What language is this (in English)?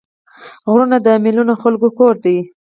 Pashto